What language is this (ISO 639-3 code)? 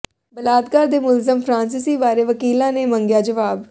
pan